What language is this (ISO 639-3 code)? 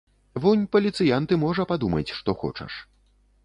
bel